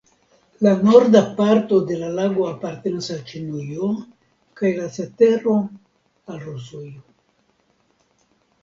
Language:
Esperanto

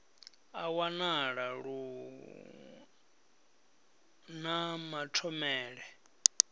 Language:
Venda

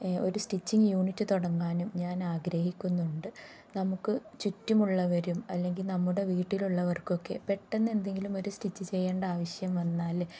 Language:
Malayalam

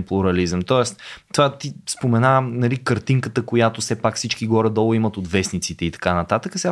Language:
Bulgarian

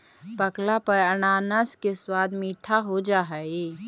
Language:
Magahi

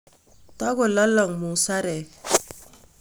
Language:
Kalenjin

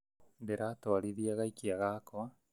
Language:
Kikuyu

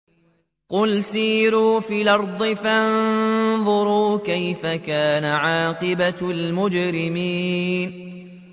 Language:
Arabic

